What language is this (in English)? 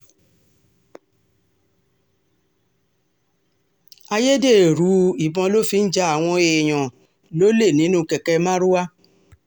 Yoruba